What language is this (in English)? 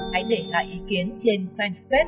Vietnamese